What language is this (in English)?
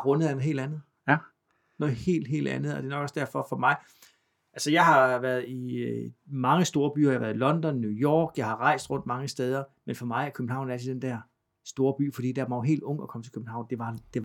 Danish